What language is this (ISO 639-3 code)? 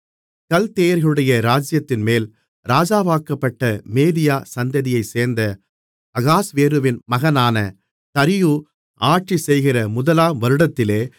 tam